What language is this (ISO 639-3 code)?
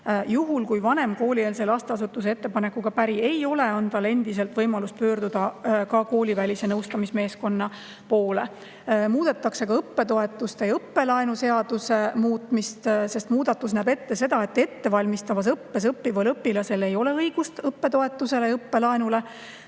est